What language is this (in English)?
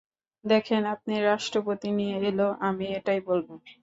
Bangla